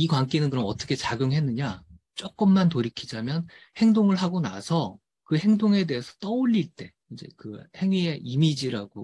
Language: Korean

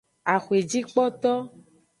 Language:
Aja (Benin)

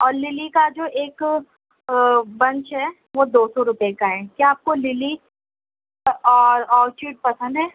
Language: Urdu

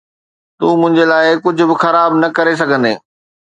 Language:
Sindhi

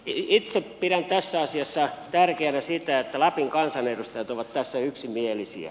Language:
Finnish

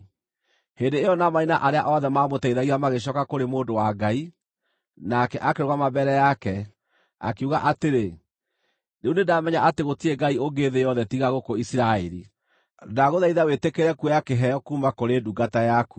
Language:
Kikuyu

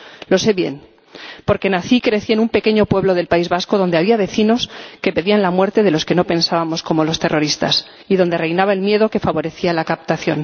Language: Spanish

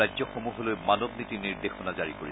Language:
Assamese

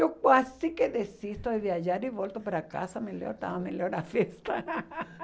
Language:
Portuguese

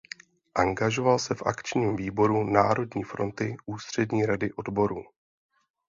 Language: Czech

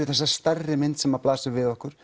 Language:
Icelandic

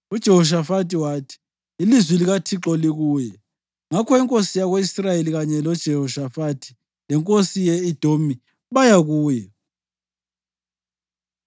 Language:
North Ndebele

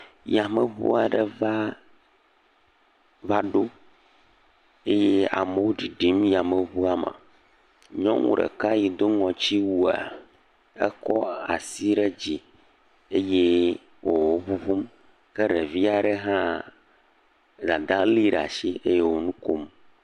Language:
Ewe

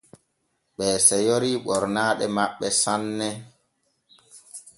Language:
Borgu Fulfulde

